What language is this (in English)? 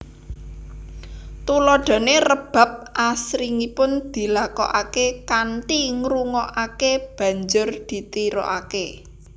Javanese